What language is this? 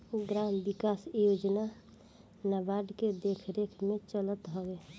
Bhojpuri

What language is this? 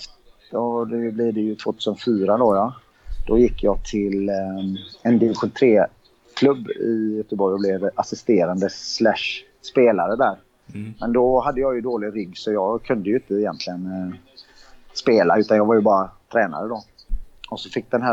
Swedish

